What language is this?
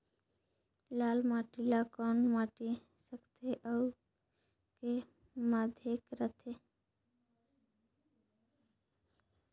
Chhattisgarhi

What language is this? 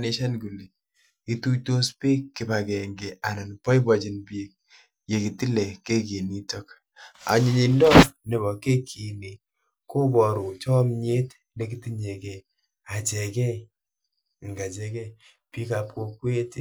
Kalenjin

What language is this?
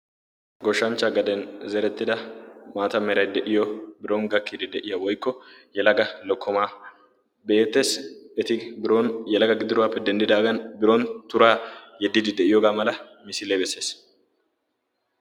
Wolaytta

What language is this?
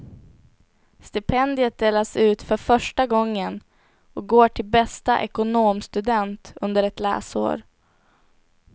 Swedish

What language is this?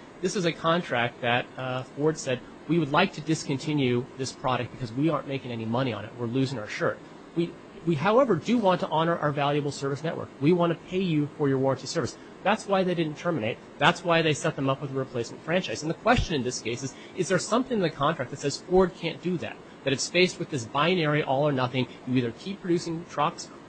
English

